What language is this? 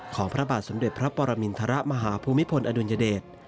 Thai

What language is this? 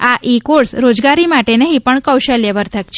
Gujarati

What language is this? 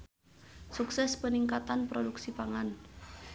Sundanese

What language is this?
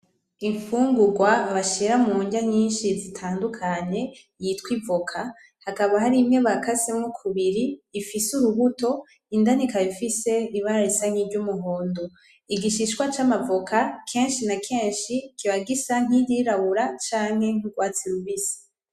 Rundi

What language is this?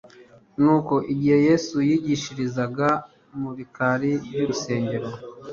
Kinyarwanda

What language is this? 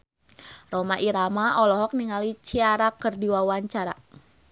Sundanese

